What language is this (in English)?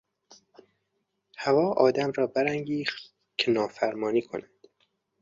Persian